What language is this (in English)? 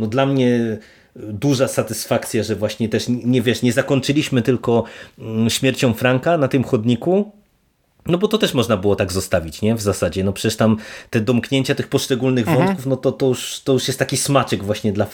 Polish